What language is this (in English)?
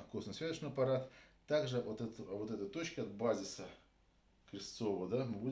Russian